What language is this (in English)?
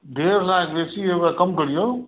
Maithili